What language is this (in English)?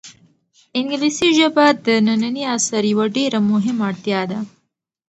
Pashto